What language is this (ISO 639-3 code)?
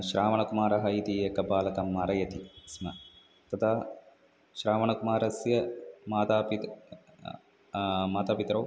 san